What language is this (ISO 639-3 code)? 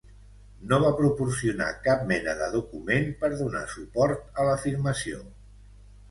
cat